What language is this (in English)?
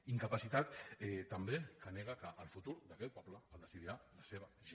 Catalan